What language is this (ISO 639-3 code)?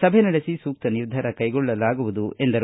kan